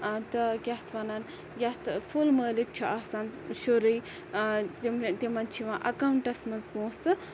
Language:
Kashmiri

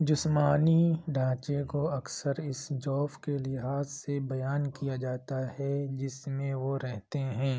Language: Urdu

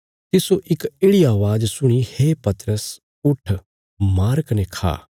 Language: Bilaspuri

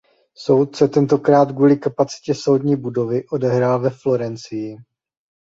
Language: Czech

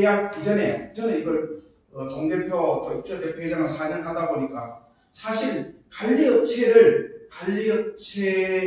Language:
Korean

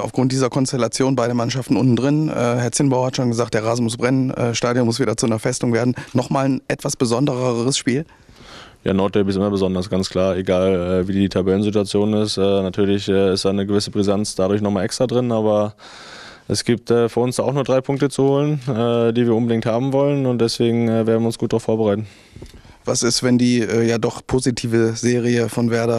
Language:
German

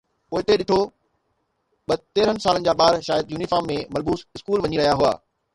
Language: Sindhi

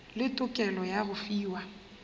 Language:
Northern Sotho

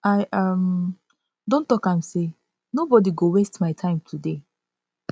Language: Nigerian Pidgin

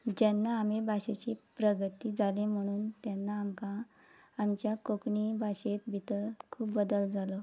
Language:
Konkani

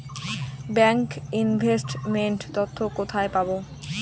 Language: Bangla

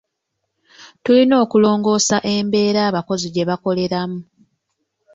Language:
Ganda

